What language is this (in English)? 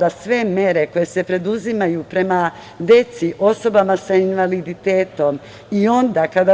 Serbian